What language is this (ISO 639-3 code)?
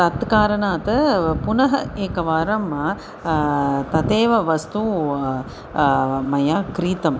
san